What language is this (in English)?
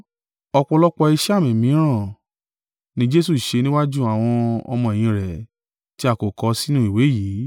Yoruba